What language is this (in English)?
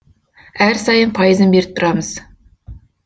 Kazakh